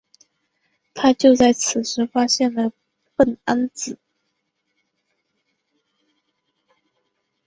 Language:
Chinese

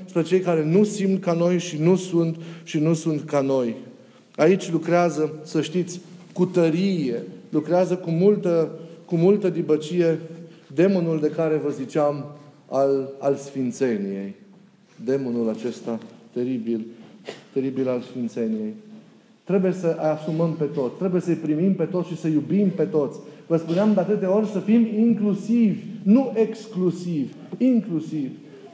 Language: Romanian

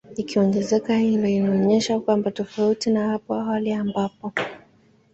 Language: Swahili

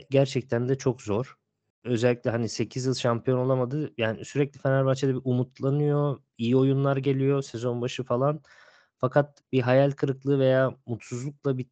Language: Turkish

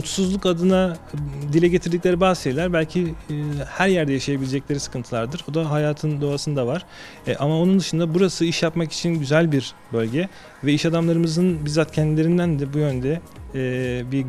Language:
Turkish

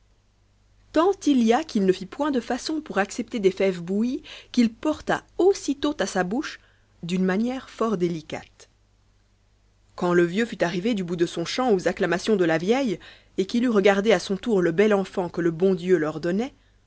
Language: French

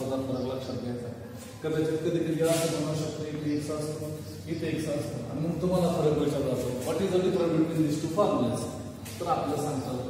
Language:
Romanian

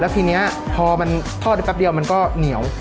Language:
Thai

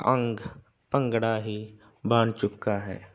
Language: Punjabi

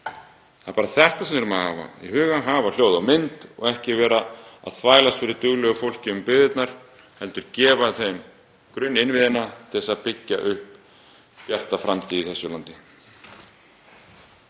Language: Icelandic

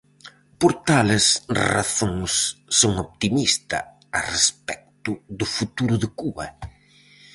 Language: Galician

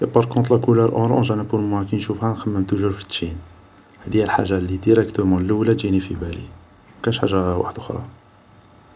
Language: Algerian Arabic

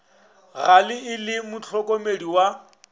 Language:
Northern Sotho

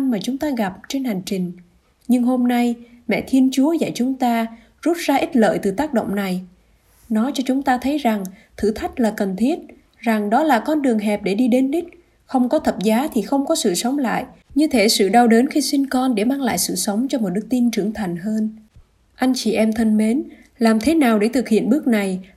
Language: Vietnamese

